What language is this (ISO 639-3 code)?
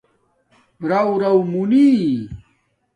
dmk